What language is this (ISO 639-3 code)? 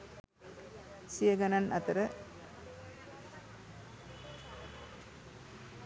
sin